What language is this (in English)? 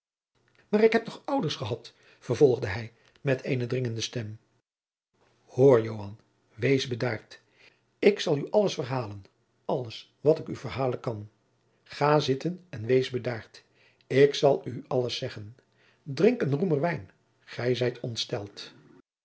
Dutch